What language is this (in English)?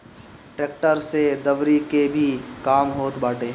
Bhojpuri